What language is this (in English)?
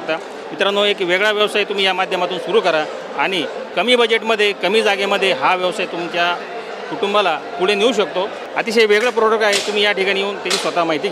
Romanian